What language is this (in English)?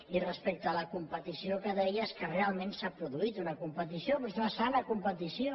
Catalan